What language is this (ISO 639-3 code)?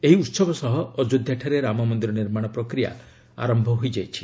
ori